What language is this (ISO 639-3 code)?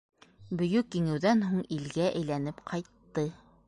bak